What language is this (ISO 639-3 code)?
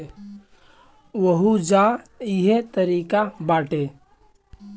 bho